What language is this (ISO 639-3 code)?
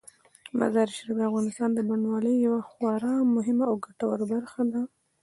pus